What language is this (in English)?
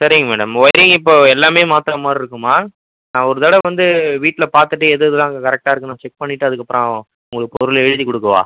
Tamil